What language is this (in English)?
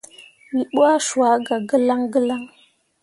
Mundang